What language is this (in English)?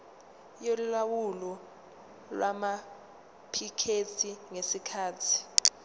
Zulu